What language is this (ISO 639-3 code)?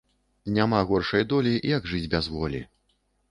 bel